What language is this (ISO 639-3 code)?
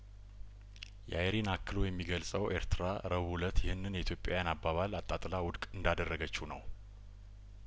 amh